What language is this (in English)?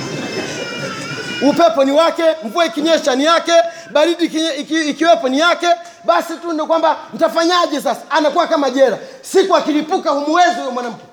Swahili